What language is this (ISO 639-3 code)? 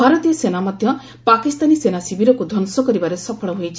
ori